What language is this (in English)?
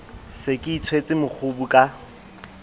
Southern Sotho